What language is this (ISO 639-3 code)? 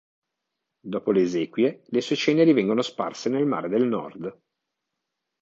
ita